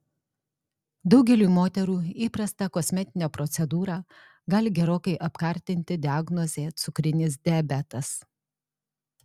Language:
Lithuanian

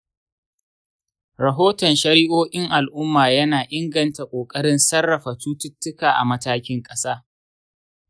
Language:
Hausa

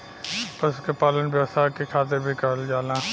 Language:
Bhojpuri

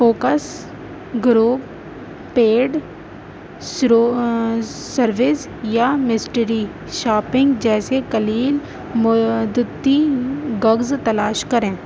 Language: Urdu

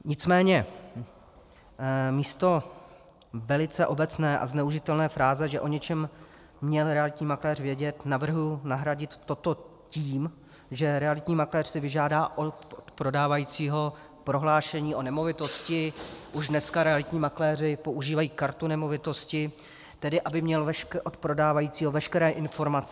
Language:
Czech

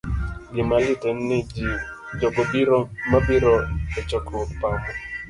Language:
Luo (Kenya and Tanzania)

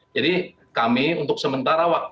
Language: Indonesian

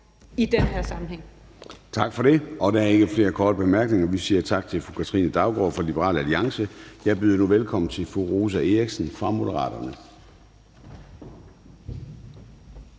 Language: Danish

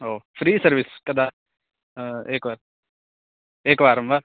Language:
Sanskrit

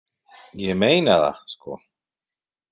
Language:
Icelandic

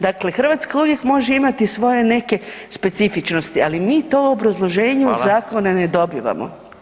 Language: Croatian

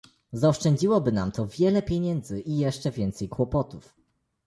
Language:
Polish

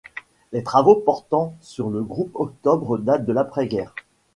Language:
French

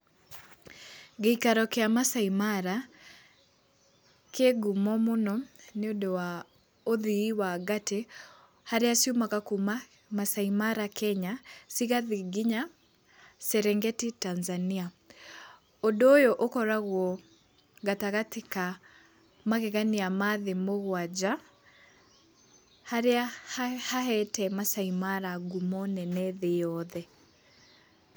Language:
Kikuyu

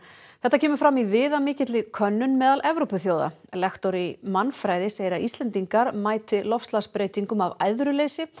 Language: Icelandic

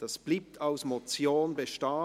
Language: Swiss German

